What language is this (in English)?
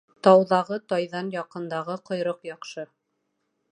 Bashkir